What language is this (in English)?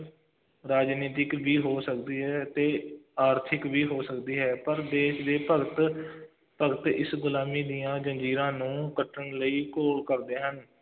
Punjabi